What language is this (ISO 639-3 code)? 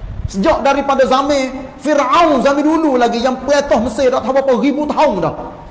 msa